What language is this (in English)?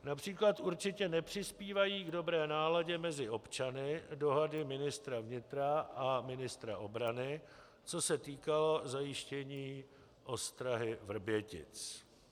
Czech